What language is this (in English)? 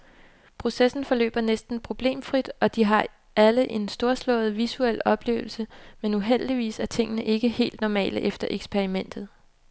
Danish